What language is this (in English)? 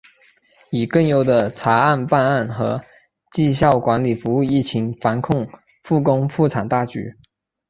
Chinese